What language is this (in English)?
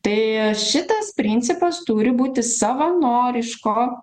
Lithuanian